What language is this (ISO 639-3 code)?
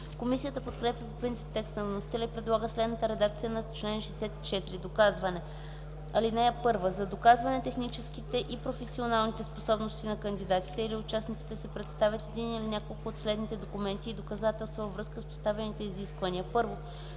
bul